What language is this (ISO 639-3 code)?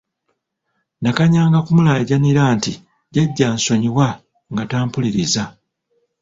lug